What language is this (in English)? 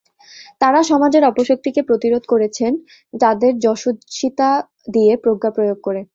Bangla